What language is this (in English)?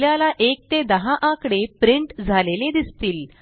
Marathi